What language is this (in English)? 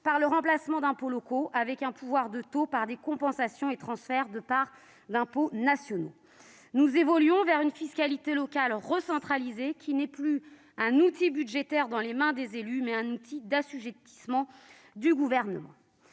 French